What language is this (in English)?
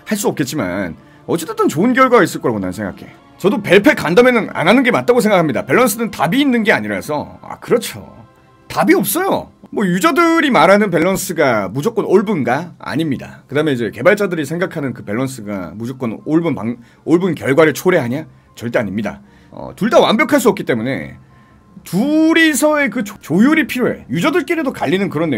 Korean